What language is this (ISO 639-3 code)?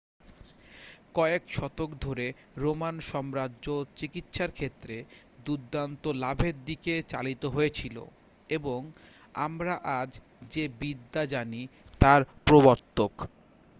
ben